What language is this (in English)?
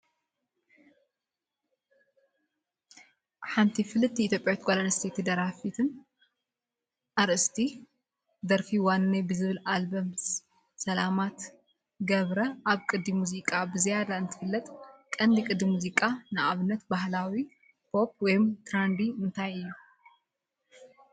Tigrinya